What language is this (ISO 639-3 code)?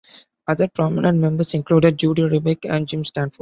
eng